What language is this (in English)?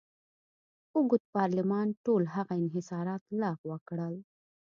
Pashto